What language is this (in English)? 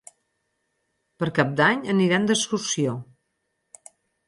Catalan